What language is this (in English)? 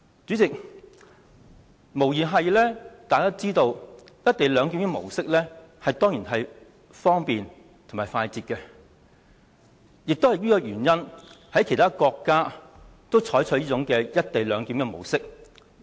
Cantonese